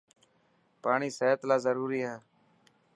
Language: Dhatki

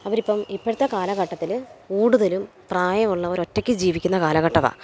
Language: Malayalam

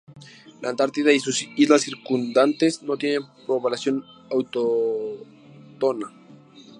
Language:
Spanish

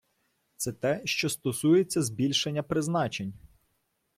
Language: Ukrainian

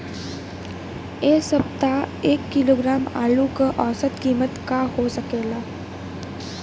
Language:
Bhojpuri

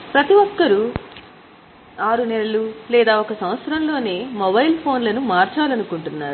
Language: Telugu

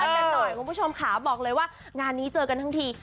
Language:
Thai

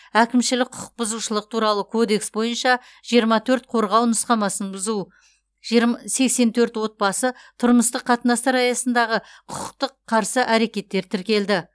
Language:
Kazakh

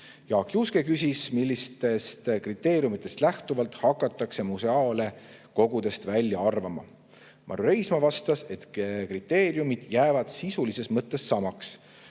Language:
Estonian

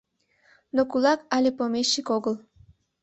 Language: Mari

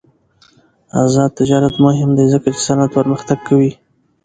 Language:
Pashto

